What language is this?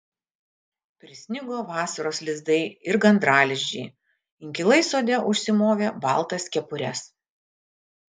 Lithuanian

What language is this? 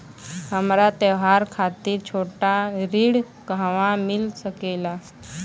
Bhojpuri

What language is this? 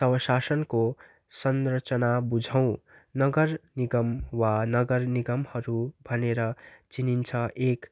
Nepali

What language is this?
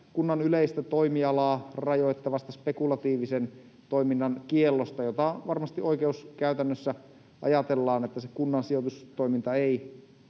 Finnish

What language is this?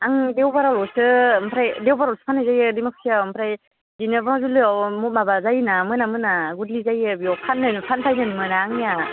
Bodo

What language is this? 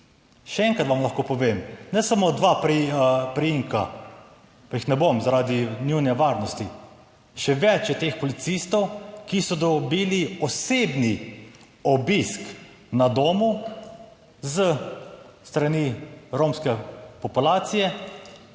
Slovenian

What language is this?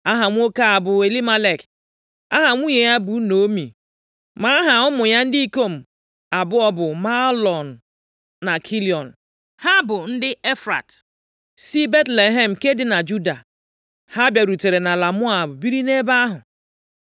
Igbo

